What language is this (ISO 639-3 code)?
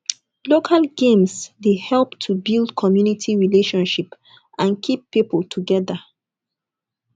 pcm